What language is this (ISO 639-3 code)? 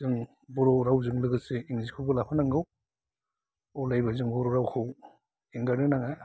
brx